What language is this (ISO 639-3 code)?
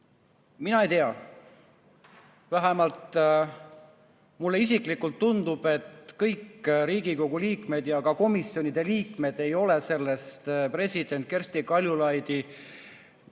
est